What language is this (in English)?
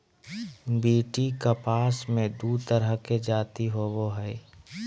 Magahi